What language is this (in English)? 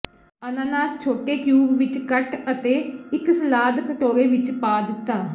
Punjabi